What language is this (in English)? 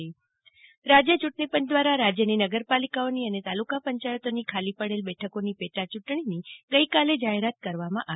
Gujarati